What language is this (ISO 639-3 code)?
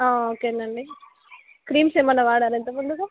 tel